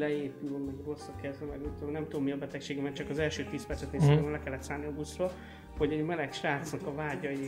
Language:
Hungarian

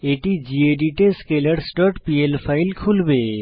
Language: Bangla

